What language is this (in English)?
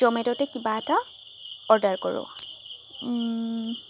Assamese